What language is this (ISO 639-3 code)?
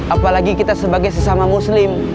ind